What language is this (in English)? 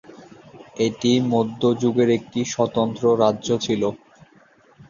Bangla